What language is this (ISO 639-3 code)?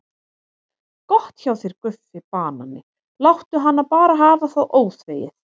isl